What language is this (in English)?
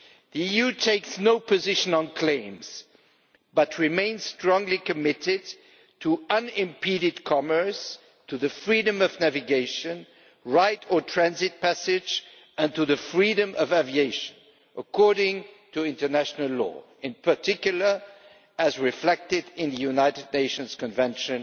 English